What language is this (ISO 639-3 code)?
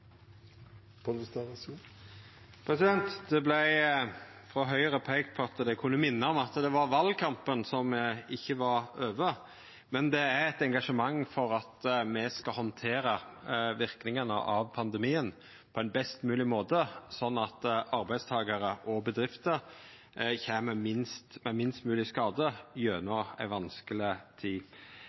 nno